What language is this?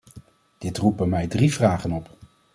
Dutch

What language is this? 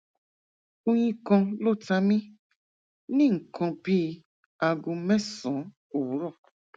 Yoruba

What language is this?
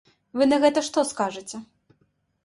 Belarusian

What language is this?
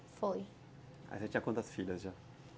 Portuguese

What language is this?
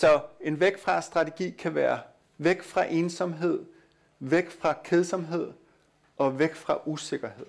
Danish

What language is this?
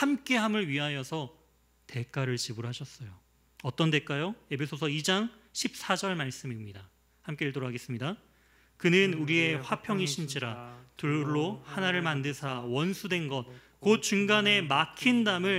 Korean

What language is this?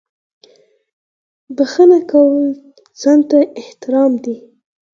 Pashto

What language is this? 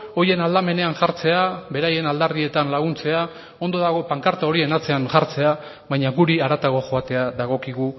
Basque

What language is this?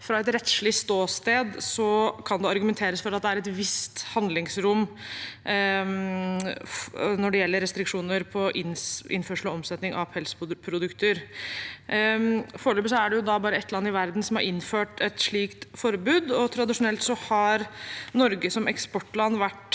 Norwegian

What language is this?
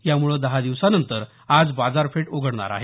Marathi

